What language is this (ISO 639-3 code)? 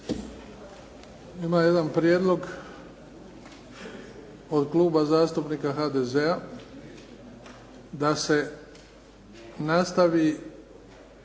hrv